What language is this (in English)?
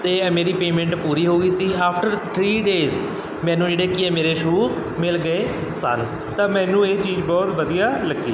Punjabi